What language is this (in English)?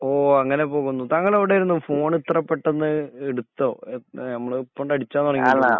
Malayalam